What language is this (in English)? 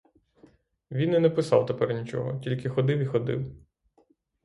Ukrainian